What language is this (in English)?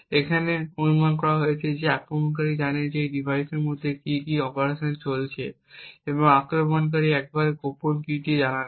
Bangla